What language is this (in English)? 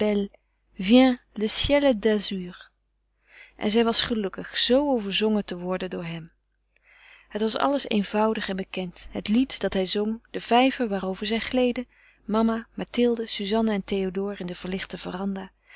Dutch